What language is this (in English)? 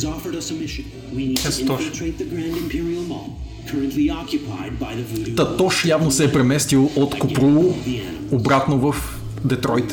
Bulgarian